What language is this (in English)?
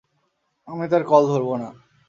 Bangla